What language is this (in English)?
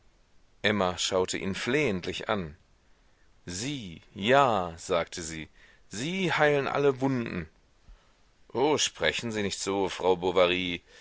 German